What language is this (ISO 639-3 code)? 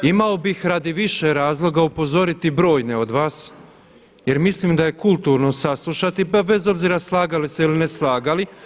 hrv